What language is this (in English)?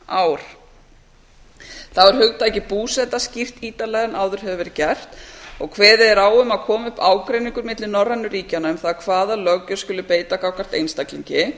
Icelandic